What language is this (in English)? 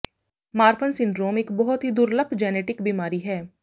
Punjabi